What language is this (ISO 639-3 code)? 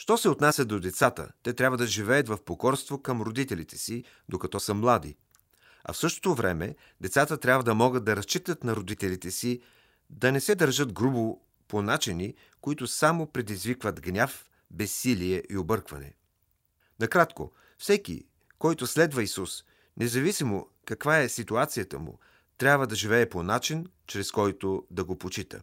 bul